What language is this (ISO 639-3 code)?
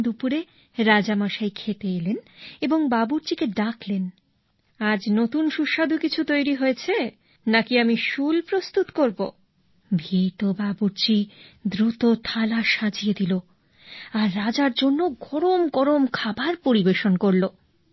ben